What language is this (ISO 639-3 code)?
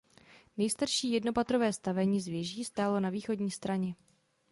ces